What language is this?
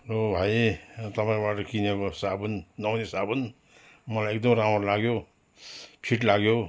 Nepali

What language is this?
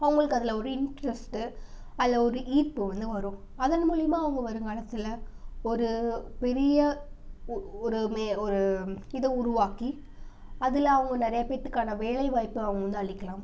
Tamil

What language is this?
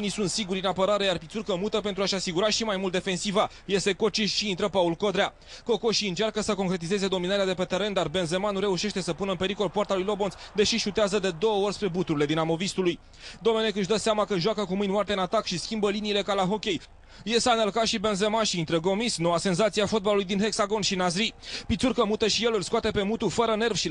Romanian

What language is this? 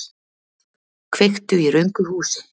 Icelandic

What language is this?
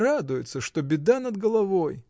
Russian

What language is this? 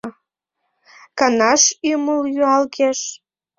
Mari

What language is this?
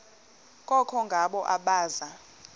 Xhosa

